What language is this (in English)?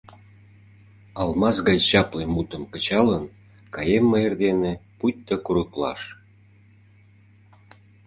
Mari